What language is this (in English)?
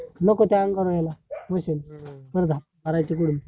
Marathi